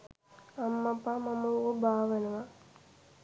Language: Sinhala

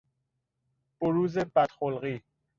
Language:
Persian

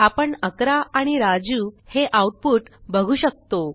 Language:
Marathi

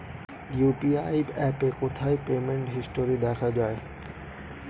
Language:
Bangla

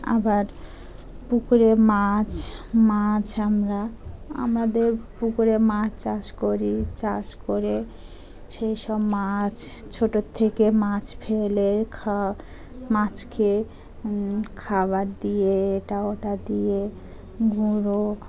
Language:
Bangla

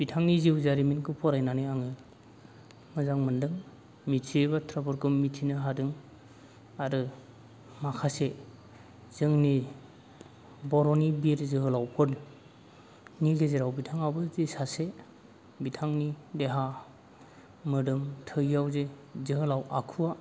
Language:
Bodo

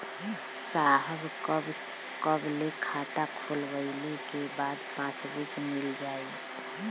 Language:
Bhojpuri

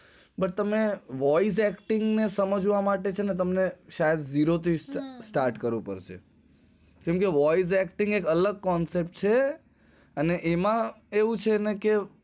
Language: Gujarati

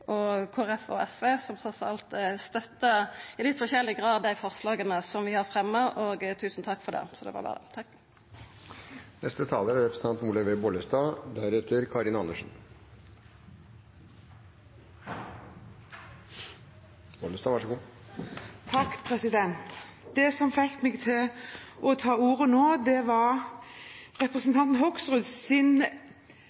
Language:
Norwegian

